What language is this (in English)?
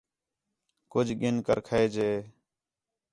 Khetrani